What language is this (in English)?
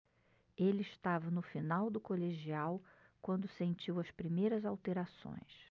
Portuguese